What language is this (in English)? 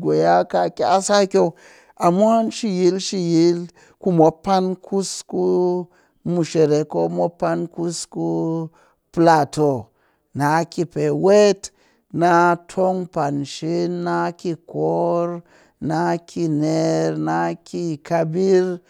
Cakfem-Mushere